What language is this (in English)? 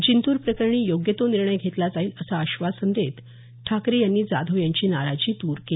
Marathi